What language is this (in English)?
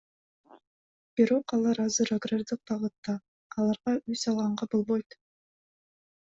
Kyrgyz